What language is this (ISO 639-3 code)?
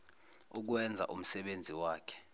zul